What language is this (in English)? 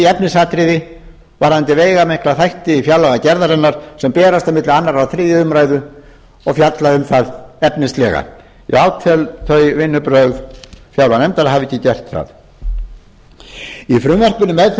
Icelandic